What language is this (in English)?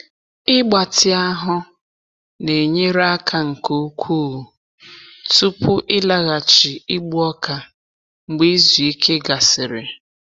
Igbo